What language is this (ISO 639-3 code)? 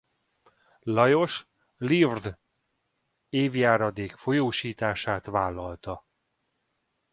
hun